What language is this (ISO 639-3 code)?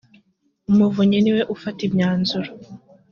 kin